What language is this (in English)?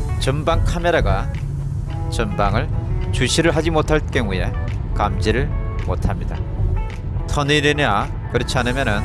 Korean